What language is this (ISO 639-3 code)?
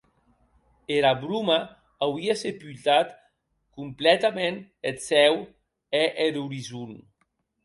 oci